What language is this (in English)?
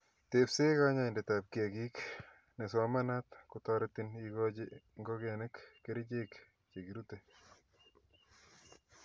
Kalenjin